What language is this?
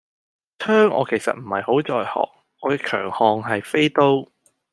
Cantonese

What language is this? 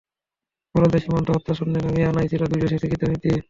Bangla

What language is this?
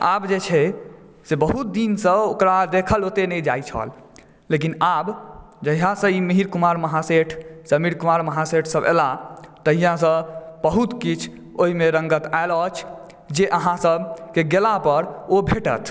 Maithili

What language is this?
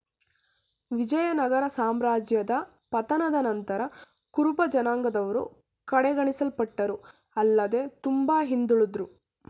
Kannada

